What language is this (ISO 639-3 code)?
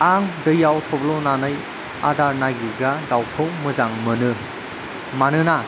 brx